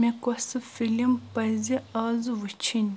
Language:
Kashmiri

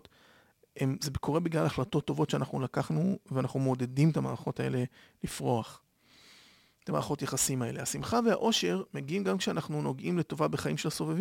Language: Hebrew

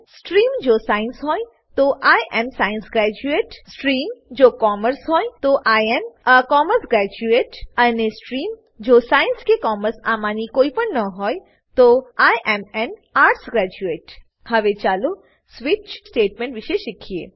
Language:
Gujarati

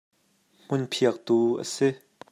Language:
Hakha Chin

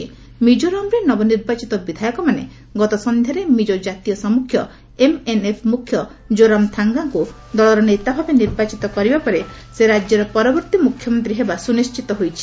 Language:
Odia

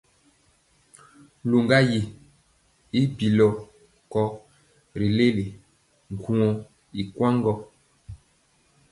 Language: Mpiemo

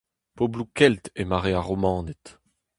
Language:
Breton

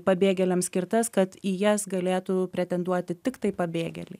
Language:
Lithuanian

